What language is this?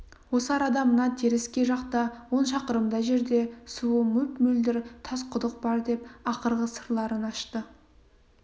Kazakh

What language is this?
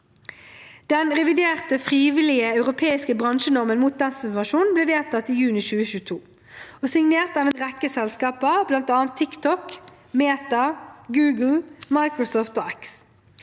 Norwegian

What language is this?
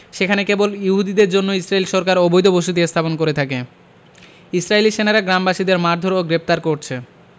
Bangla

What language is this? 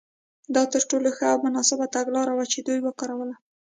Pashto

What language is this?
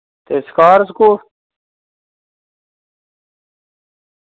Dogri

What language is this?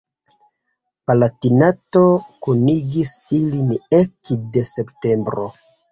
Esperanto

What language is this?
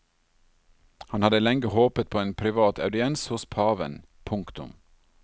Norwegian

